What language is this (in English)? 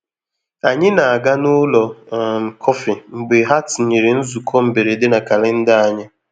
Igbo